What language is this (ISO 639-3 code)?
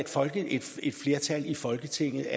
dan